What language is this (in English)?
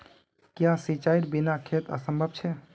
Magahi